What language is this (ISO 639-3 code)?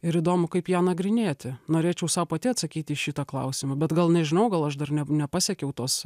lit